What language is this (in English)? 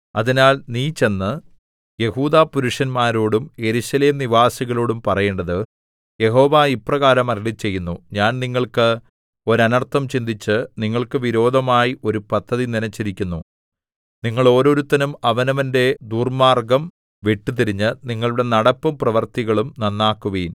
Malayalam